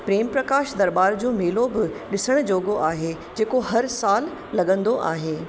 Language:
Sindhi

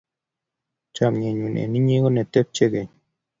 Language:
Kalenjin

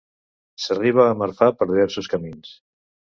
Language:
Catalan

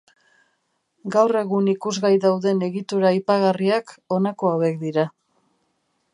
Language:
Basque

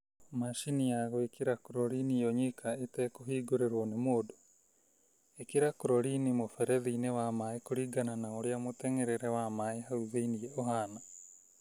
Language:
Kikuyu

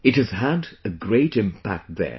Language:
English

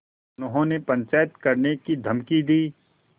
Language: Hindi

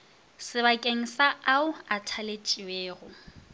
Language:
Northern Sotho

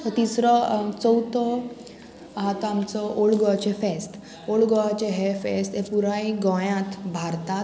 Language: Konkani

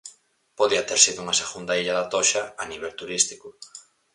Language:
Galician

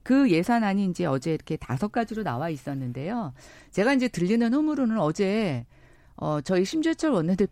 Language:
Korean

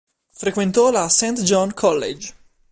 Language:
Italian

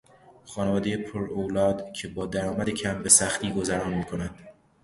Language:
Persian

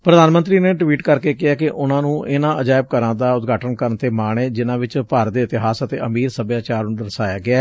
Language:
Punjabi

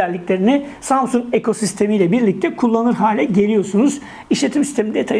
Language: Turkish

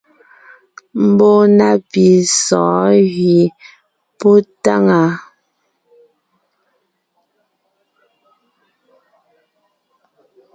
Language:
Ngiemboon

